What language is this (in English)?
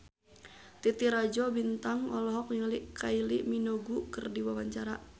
Sundanese